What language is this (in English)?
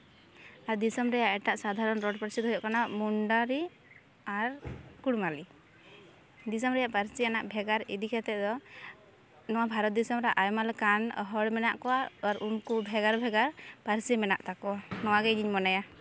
Santali